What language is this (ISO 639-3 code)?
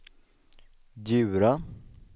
swe